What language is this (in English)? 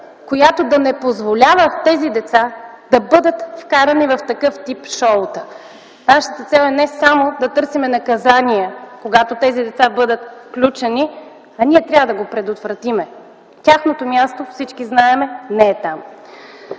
Bulgarian